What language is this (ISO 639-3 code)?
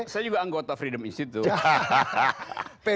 ind